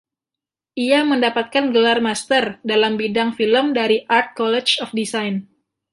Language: Indonesian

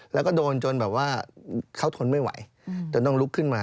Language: Thai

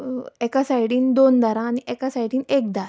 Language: Konkani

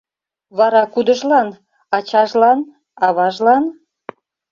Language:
Mari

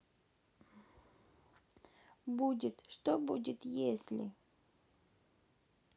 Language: Russian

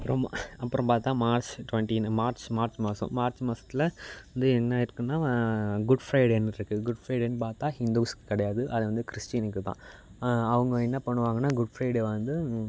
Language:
Tamil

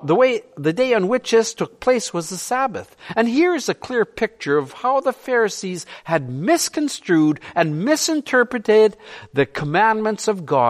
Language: English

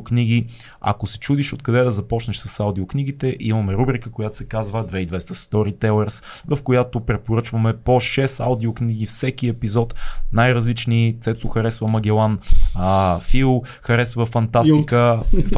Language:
Bulgarian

